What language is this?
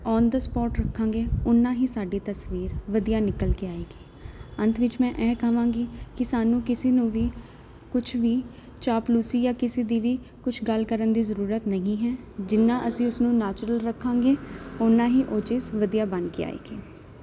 Punjabi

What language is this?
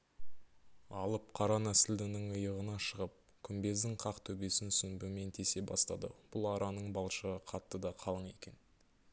Kazakh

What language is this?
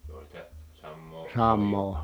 Finnish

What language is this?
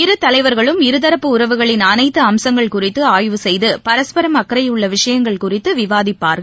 Tamil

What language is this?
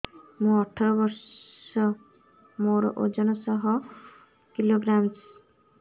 Odia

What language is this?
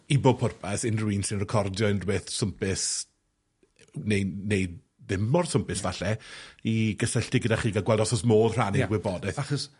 Welsh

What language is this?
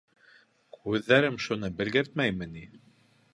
Bashkir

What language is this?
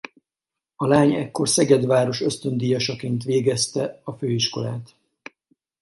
Hungarian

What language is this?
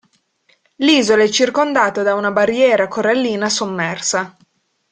Italian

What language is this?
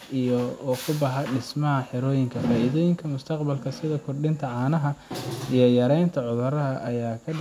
Somali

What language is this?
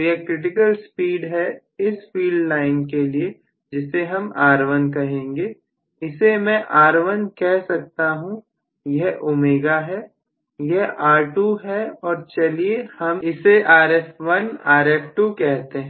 Hindi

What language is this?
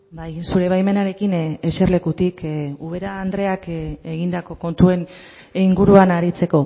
Basque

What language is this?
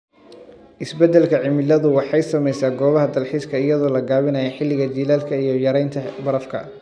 Somali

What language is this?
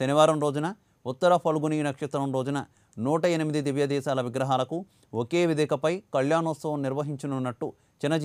Romanian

